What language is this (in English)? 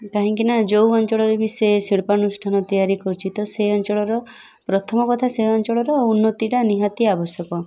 Odia